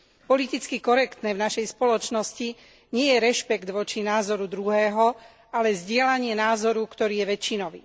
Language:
Slovak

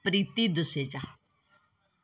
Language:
Sindhi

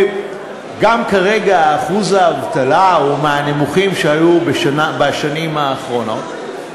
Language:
Hebrew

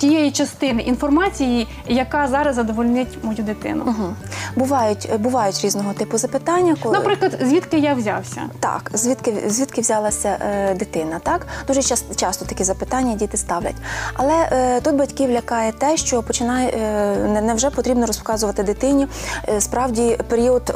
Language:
Ukrainian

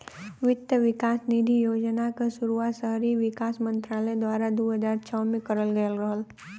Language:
Bhojpuri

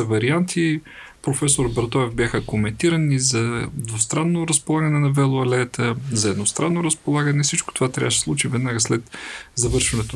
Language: Bulgarian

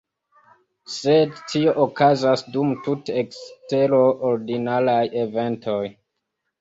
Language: Esperanto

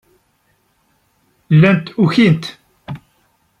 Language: Kabyle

